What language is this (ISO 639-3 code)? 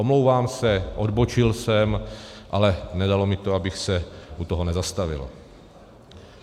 ces